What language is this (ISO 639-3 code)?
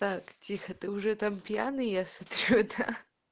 rus